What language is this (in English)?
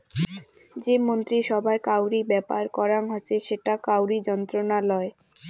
Bangla